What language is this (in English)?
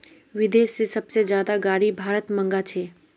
Magahi